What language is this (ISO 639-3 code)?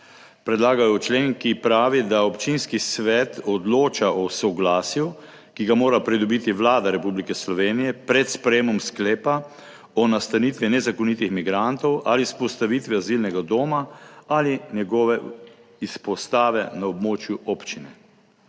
slv